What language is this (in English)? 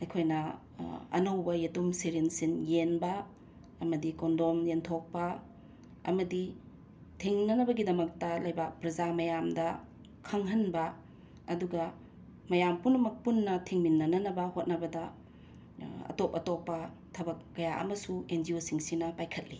Manipuri